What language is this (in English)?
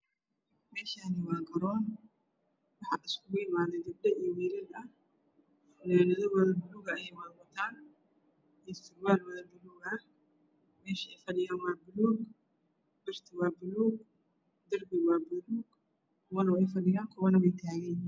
Somali